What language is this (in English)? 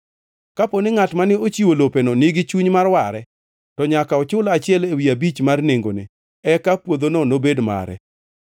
Luo (Kenya and Tanzania)